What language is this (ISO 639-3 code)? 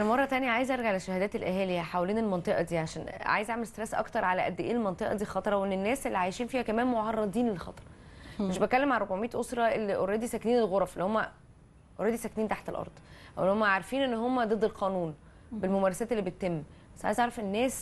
ara